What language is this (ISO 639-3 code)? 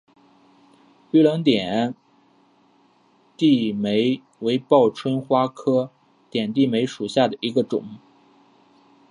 zho